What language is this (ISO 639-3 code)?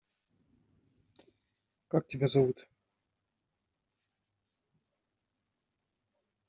rus